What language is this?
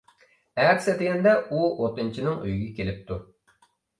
Uyghur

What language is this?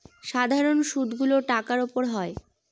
Bangla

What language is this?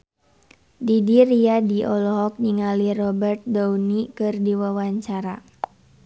Sundanese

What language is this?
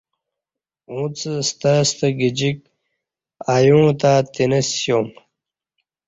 Kati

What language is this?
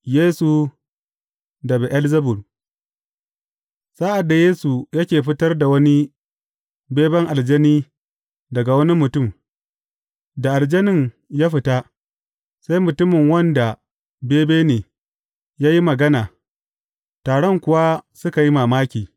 Hausa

